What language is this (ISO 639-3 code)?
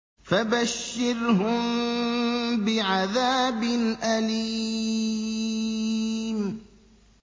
ara